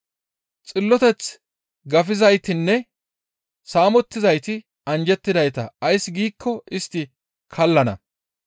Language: Gamo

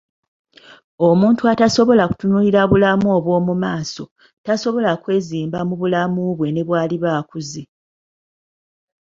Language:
Ganda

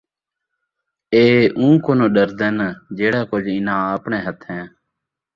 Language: Saraiki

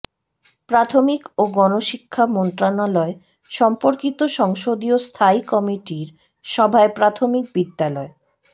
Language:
Bangla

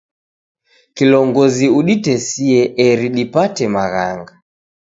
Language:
Taita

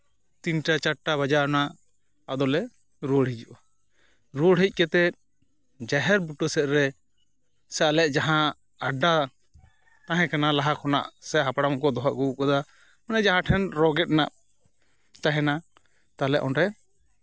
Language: Santali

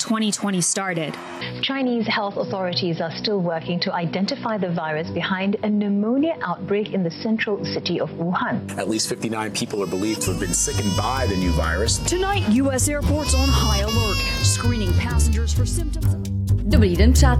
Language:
Czech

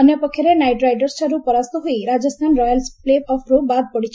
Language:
Odia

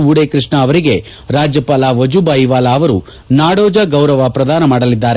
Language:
Kannada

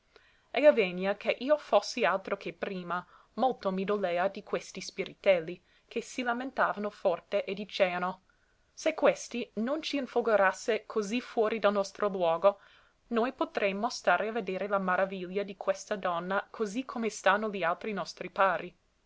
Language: Italian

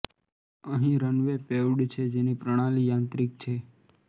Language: Gujarati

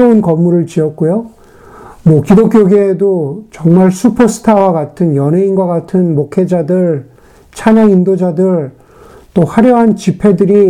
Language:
Korean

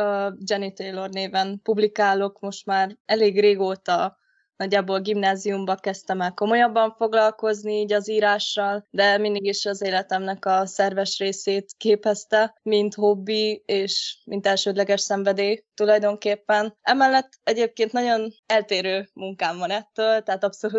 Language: Hungarian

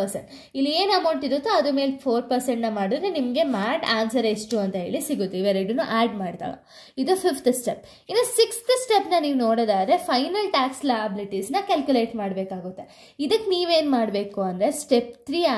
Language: Kannada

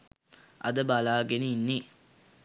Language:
Sinhala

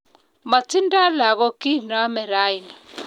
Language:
Kalenjin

